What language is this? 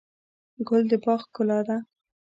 Pashto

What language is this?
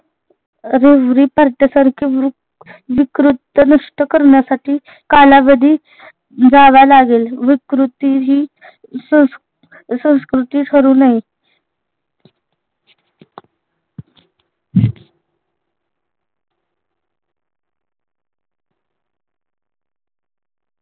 Marathi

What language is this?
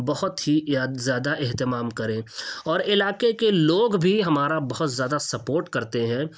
Urdu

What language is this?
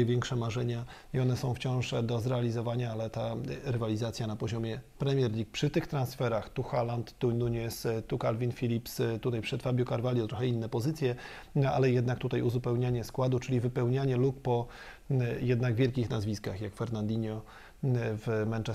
Polish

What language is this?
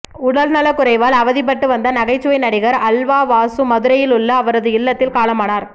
Tamil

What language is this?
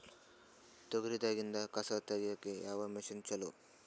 Kannada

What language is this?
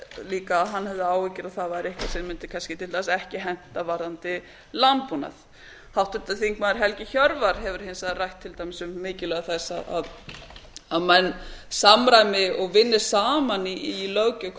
Icelandic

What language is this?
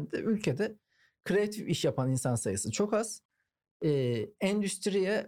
Turkish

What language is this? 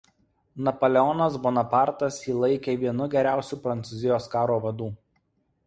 Lithuanian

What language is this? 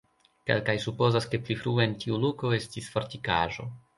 Esperanto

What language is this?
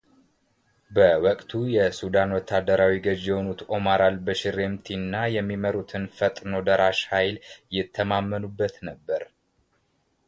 Amharic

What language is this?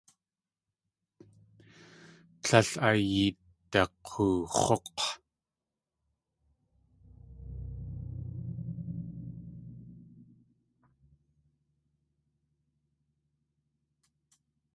Tlingit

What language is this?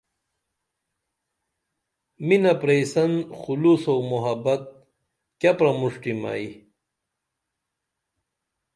Dameli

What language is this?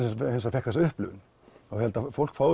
Icelandic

